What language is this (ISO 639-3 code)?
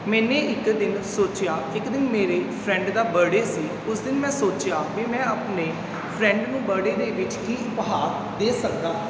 pan